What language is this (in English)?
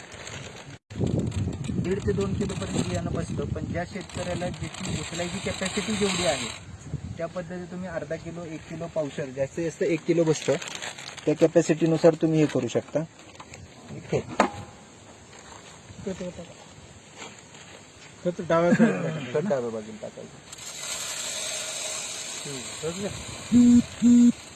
Marathi